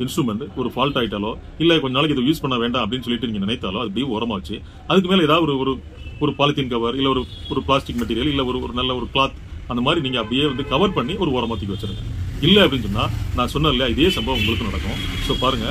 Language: Korean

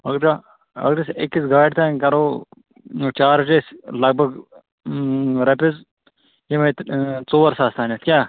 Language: Kashmiri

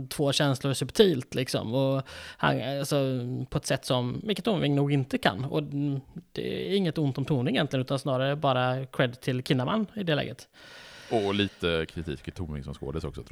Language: Swedish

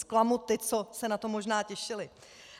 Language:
Czech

